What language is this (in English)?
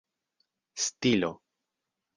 Esperanto